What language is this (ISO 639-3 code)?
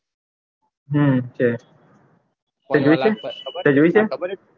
guj